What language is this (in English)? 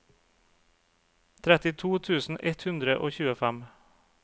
Norwegian